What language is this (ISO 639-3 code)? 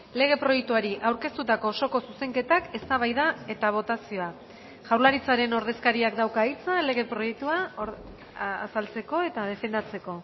eus